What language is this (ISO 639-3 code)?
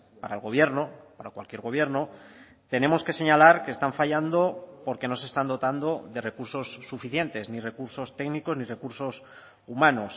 spa